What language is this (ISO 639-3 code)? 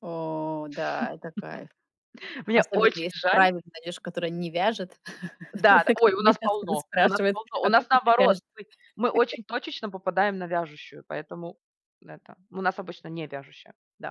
rus